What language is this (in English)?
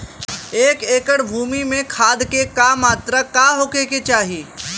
Bhojpuri